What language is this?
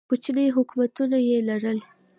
Pashto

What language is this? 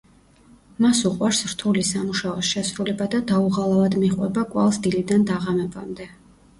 Georgian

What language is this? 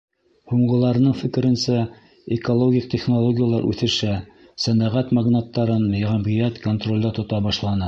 Bashkir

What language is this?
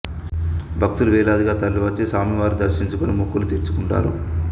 Telugu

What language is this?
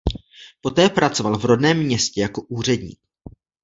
Czech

